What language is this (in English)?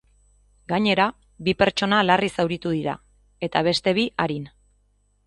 Basque